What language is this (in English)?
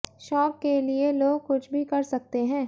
Hindi